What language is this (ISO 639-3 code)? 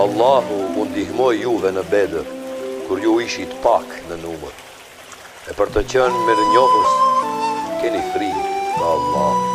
lav